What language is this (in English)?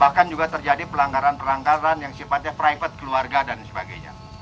Indonesian